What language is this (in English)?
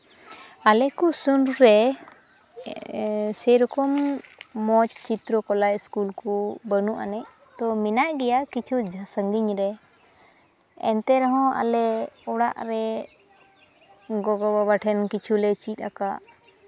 Santali